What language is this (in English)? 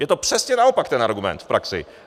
Czech